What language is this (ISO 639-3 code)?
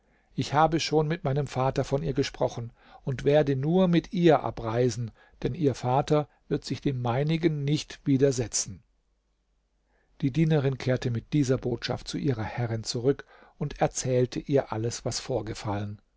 deu